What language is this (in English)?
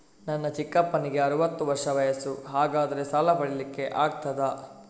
Kannada